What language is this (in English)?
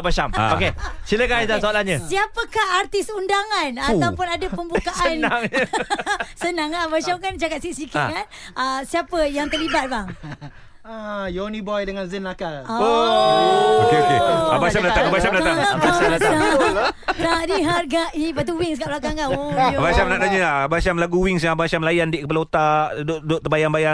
Malay